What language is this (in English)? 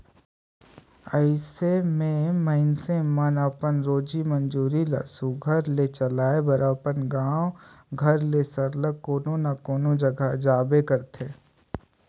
Chhattisgarhi